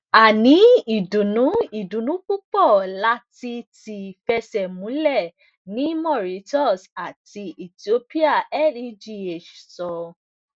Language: Yoruba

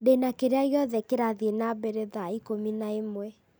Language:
Kikuyu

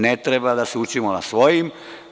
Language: Serbian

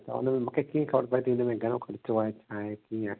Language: Sindhi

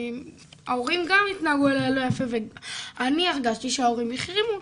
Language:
Hebrew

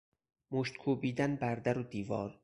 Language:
Persian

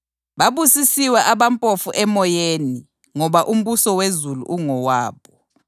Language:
North Ndebele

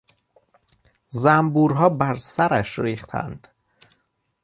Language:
Persian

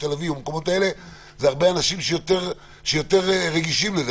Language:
Hebrew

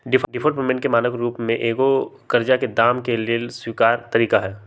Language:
Magahi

